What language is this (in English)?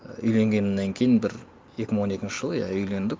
Kazakh